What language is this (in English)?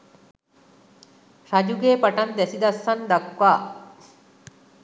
Sinhala